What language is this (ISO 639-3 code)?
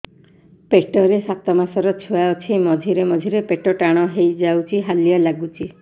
ori